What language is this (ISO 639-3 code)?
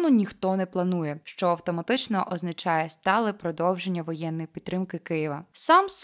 ukr